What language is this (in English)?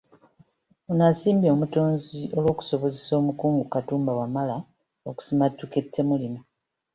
Ganda